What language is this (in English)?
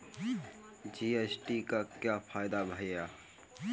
Hindi